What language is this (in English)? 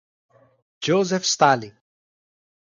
Portuguese